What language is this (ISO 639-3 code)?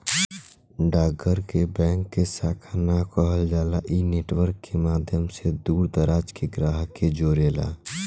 bho